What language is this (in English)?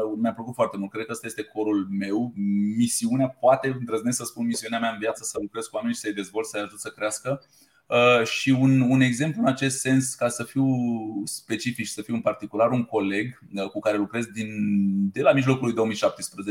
Romanian